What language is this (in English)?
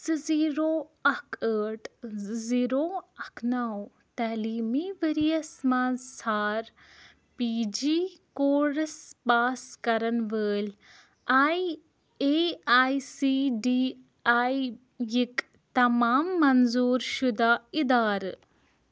Kashmiri